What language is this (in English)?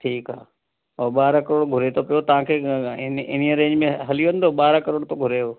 Sindhi